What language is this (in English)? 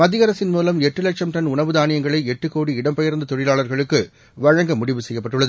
Tamil